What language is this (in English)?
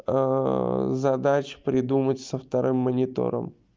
Russian